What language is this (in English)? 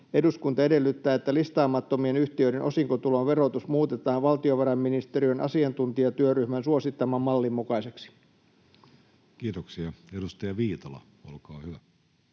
Finnish